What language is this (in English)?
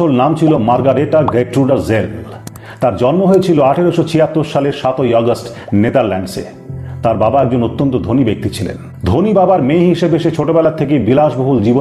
Bangla